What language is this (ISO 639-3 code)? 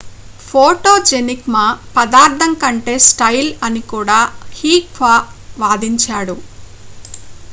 tel